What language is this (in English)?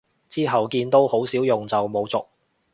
Cantonese